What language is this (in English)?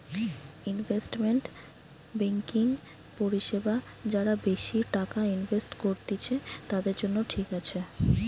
Bangla